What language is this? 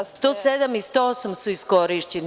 Serbian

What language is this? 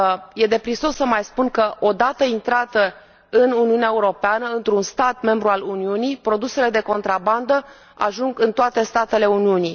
Romanian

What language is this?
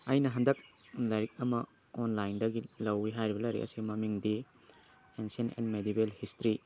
Manipuri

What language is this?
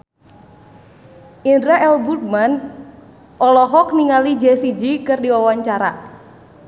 Sundanese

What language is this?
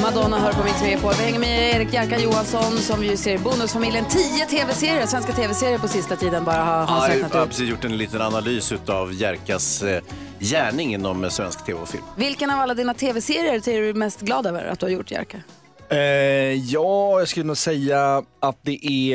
Swedish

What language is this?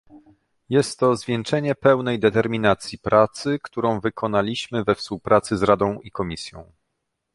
Polish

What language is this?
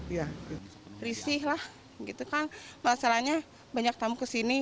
Indonesian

